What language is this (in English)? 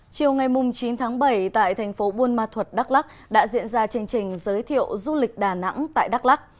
Vietnamese